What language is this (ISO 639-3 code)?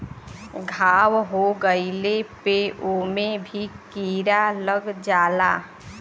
bho